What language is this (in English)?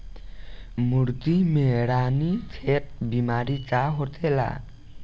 Bhojpuri